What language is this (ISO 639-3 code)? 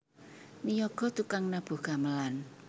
jav